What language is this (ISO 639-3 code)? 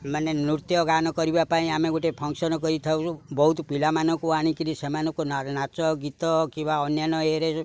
ori